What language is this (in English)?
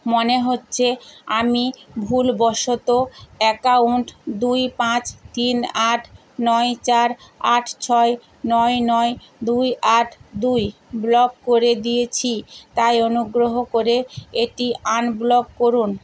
Bangla